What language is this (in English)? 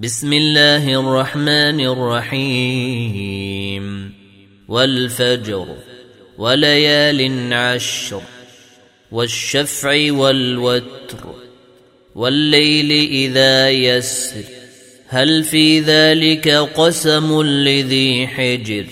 Arabic